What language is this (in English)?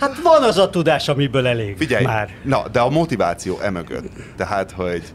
Hungarian